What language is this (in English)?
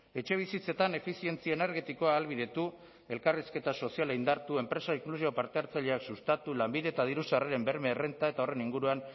Basque